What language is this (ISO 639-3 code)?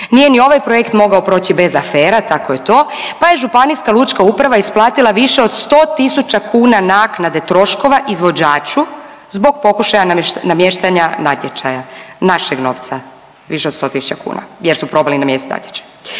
hrv